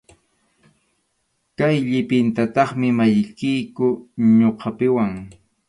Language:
Arequipa-La Unión Quechua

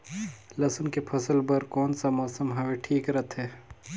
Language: Chhattisgarhi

